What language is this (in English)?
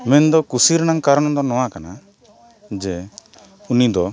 Santali